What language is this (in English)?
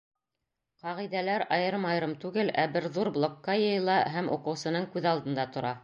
Bashkir